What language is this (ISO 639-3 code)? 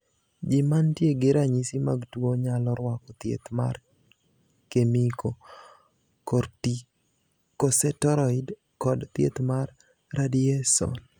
luo